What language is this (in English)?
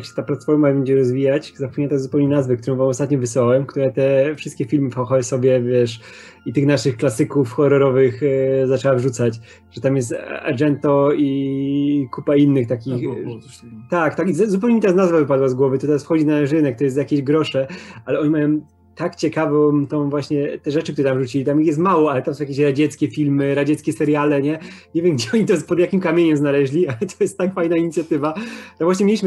Polish